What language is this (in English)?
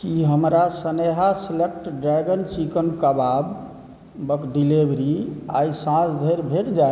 Maithili